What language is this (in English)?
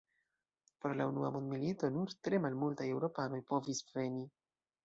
Esperanto